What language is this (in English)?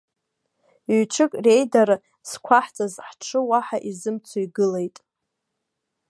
Abkhazian